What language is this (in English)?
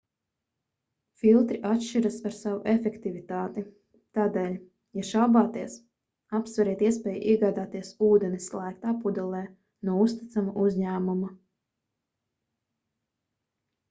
Latvian